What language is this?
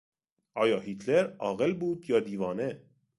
Persian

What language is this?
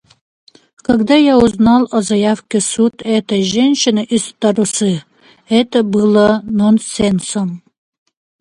Yakut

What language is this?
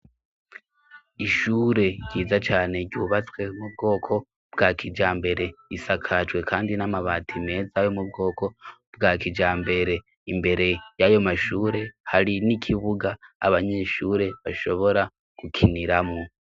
Rundi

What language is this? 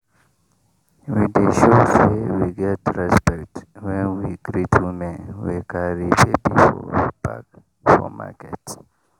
Nigerian Pidgin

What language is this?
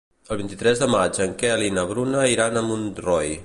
Catalan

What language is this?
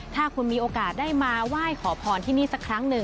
Thai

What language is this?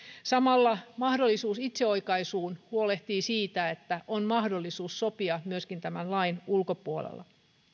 Finnish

